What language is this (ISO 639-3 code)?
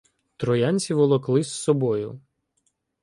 ukr